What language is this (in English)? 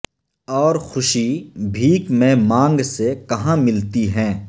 Urdu